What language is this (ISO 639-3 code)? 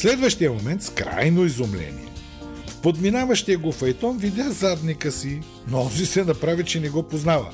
bul